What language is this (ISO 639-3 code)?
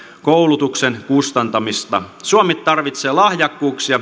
fin